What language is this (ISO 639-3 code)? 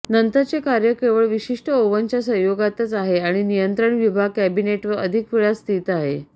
mar